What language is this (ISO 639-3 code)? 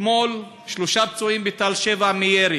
heb